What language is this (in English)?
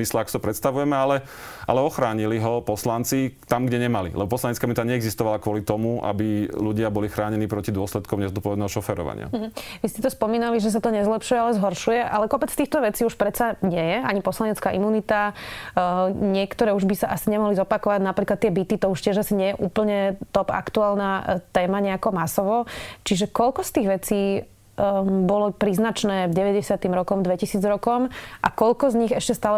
Slovak